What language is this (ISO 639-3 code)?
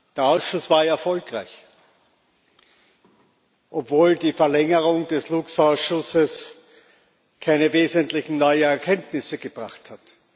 deu